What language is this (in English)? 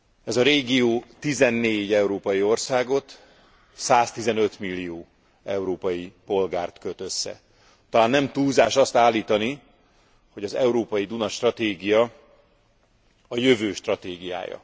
Hungarian